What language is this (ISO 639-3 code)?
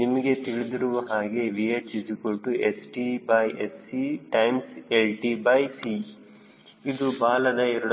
kan